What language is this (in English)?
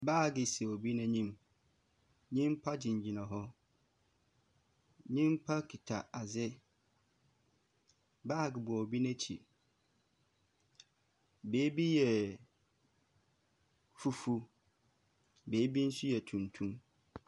Akan